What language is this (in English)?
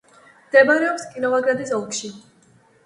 Georgian